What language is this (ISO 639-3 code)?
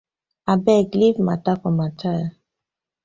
pcm